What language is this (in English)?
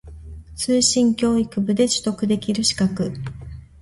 Japanese